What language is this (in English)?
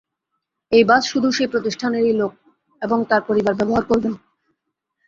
Bangla